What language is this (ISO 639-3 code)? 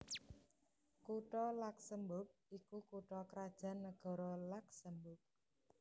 jav